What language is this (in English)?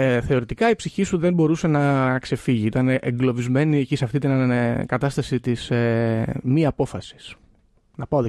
Greek